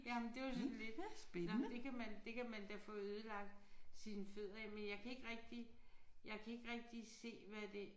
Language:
Danish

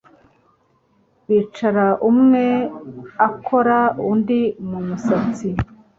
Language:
Kinyarwanda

